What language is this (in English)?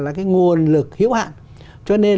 Vietnamese